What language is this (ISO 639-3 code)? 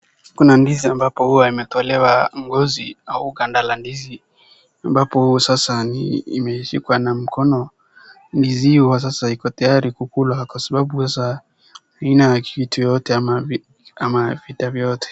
swa